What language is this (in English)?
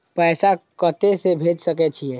Maithili